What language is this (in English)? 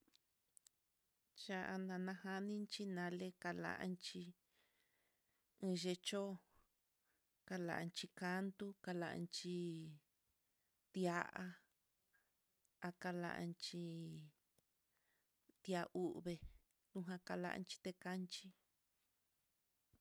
Mitlatongo Mixtec